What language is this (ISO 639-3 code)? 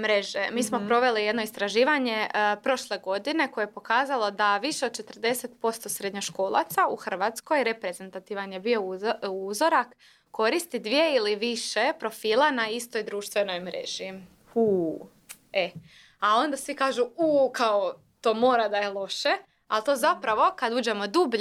hrv